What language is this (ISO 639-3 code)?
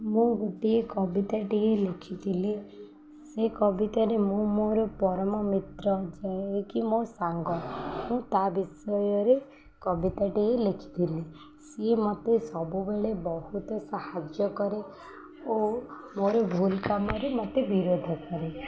ori